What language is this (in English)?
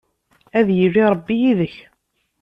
Kabyle